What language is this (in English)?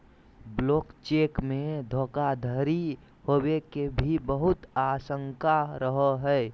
Magahi